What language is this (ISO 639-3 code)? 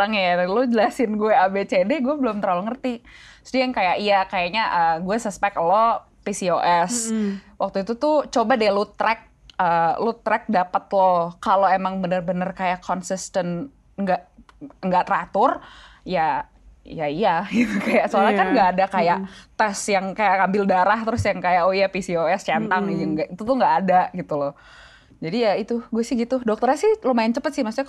ind